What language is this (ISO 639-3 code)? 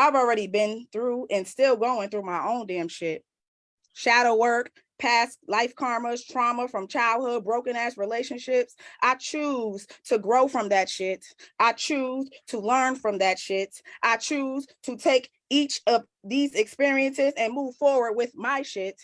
eng